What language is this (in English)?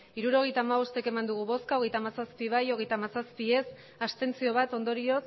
Basque